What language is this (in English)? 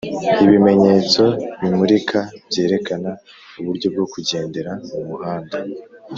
Kinyarwanda